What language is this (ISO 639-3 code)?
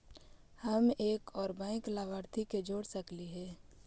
mag